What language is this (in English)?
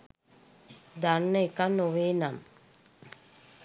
Sinhala